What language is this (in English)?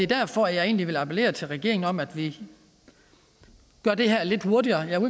Danish